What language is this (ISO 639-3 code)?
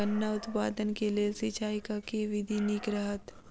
mai